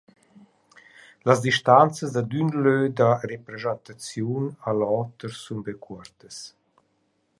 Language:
Romansh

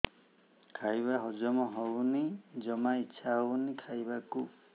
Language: Odia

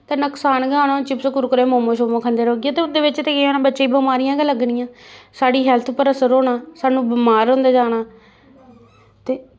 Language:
Dogri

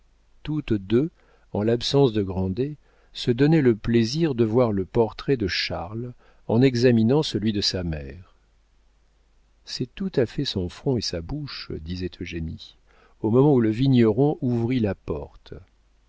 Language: French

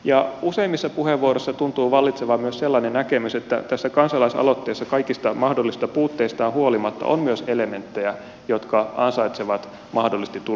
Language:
Finnish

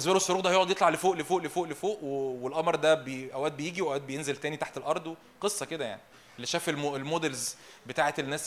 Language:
Arabic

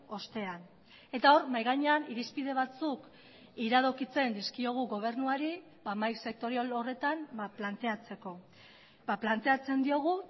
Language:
Basque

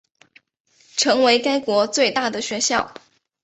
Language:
Chinese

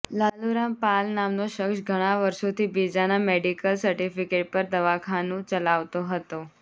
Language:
Gujarati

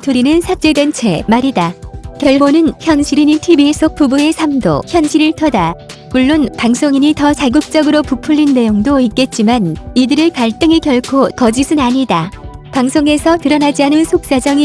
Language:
Korean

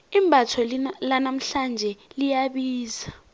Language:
South Ndebele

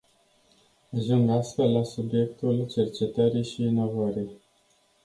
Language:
Romanian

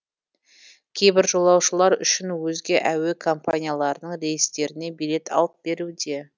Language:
Kazakh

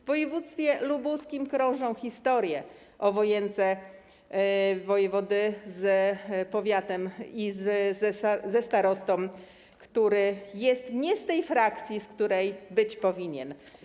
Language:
Polish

